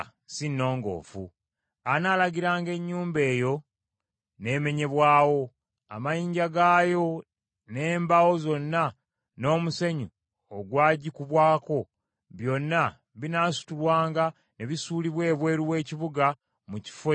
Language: Ganda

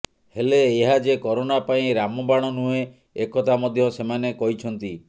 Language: Odia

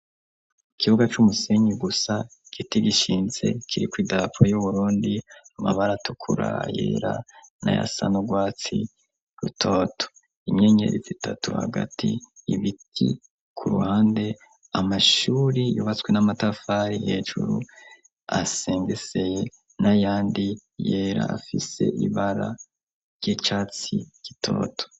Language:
Rundi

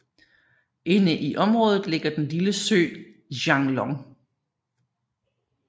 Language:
Danish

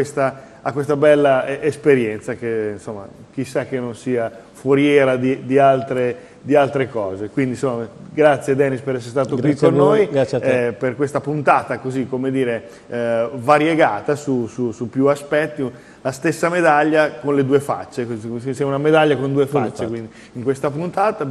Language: Italian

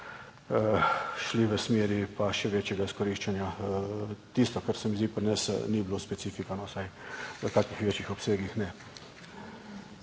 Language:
Slovenian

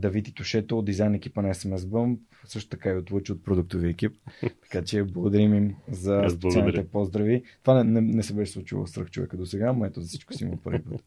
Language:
Bulgarian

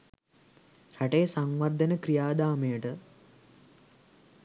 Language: Sinhala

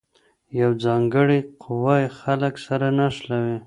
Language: Pashto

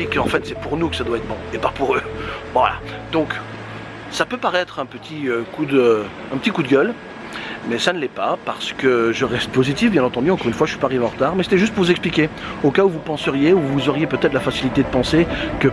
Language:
French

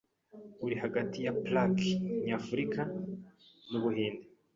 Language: Kinyarwanda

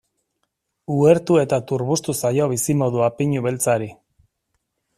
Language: Basque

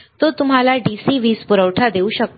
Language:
Marathi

